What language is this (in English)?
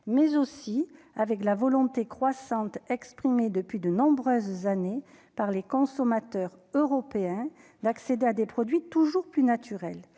French